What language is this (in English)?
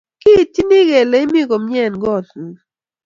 Kalenjin